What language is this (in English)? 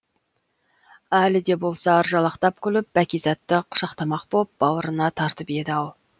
Kazakh